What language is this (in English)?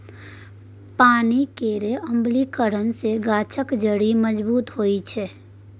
Maithili